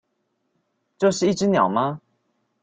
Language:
Chinese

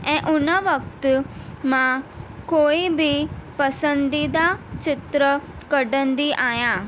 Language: Sindhi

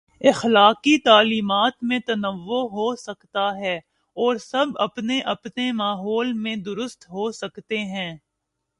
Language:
Urdu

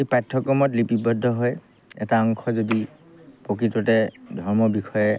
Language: Assamese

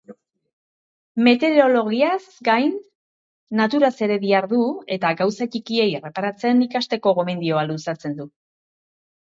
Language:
Basque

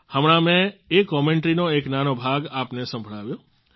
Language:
Gujarati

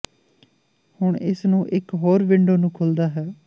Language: Punjabi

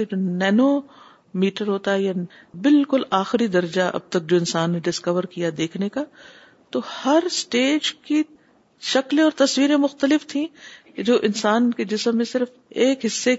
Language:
Urdu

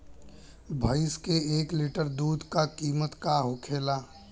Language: Bhojpuri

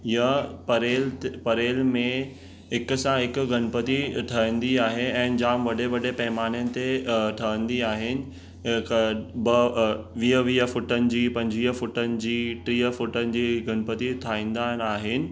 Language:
Sindhi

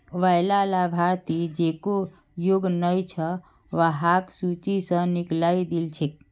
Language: Magahi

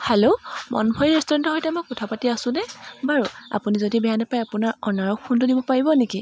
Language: Assamese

